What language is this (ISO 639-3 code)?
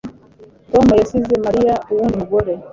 kin